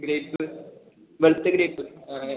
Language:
Malayalam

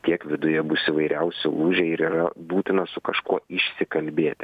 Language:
Lithuanian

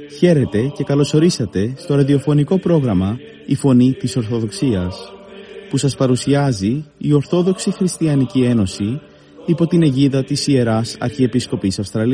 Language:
Greek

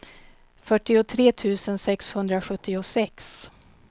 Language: Swedish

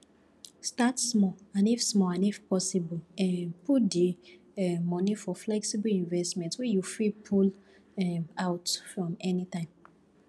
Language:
Nigerian Pidgin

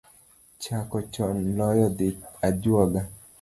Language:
Luo (Kenya and Tanzania)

